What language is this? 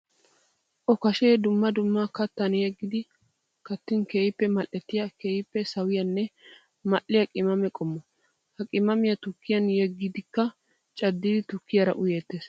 Wolaytta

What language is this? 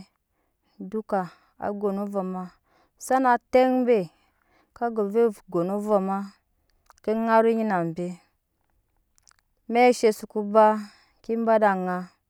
Nyankpa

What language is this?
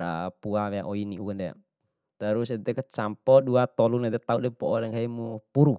Bima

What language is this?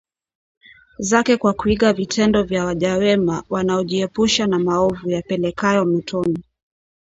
Swahili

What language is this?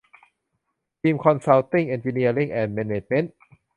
Thai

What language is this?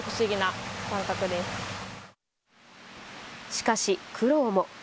Japanese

